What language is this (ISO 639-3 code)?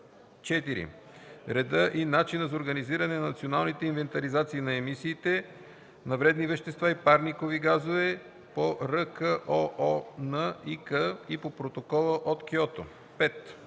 bul